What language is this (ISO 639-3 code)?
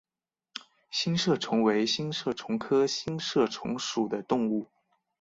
zho